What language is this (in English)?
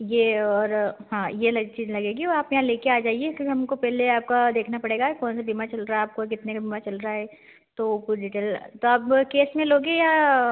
Hindi